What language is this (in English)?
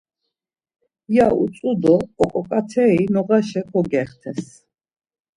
Laz